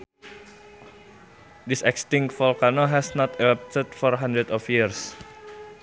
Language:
Sundanese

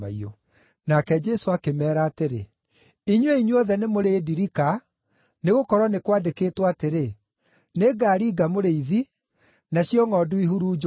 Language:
Kikuyu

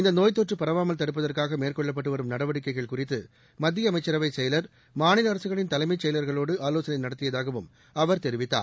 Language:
Tamil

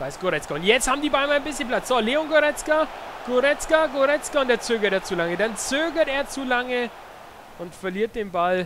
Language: German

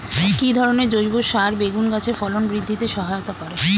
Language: Bangla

